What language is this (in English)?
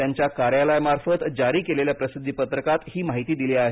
Marathi